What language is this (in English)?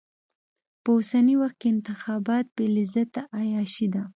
Pashto